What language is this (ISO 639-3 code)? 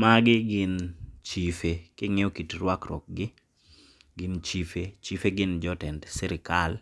luo